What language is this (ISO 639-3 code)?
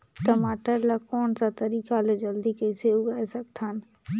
hne